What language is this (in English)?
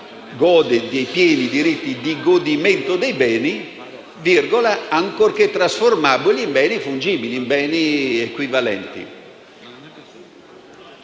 Italian